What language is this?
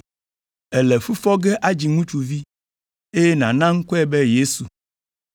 Ewe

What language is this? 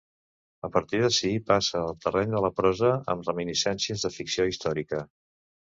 Catalan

